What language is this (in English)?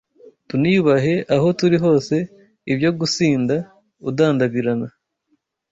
Kinyarwanda